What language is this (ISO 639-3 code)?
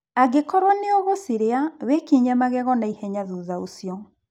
kik